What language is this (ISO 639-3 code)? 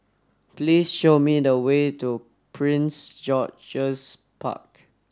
eng